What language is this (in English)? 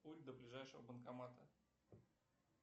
Russian